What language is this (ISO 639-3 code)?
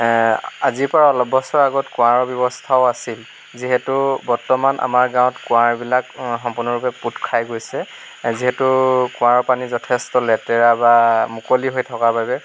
asm